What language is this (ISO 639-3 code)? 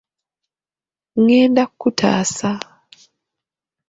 lug